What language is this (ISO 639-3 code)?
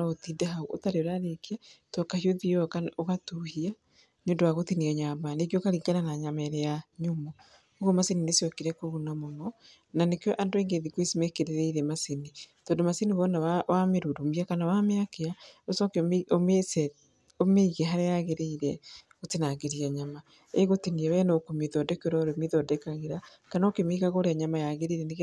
kik